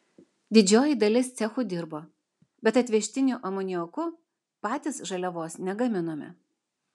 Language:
Lithuanian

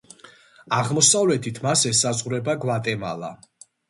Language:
Georgian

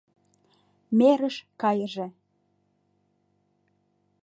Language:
Mari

